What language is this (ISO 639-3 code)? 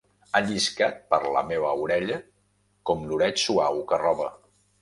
cat